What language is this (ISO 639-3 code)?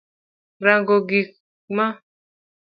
luo